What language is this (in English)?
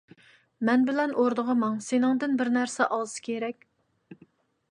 Uyghur